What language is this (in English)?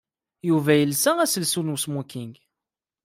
Kabyle